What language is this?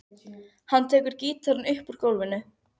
Icelandic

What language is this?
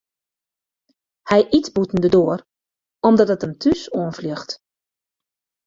Western Frisian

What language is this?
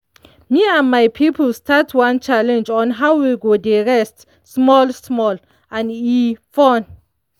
Nigerian Pidgin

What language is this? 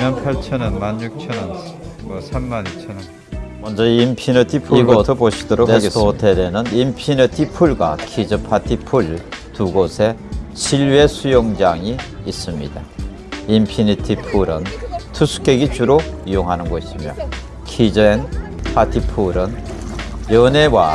Korean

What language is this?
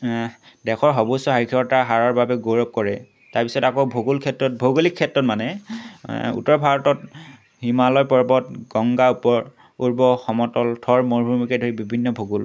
Assamese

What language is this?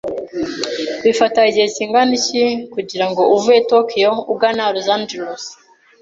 Kinyarwanda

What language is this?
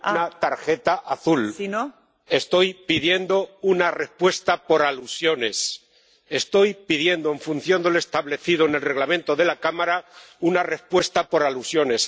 Spanish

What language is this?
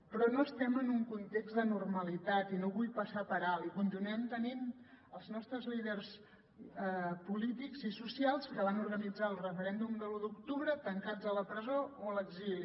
Catalan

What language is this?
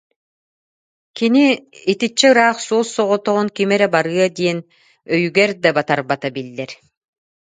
Yakut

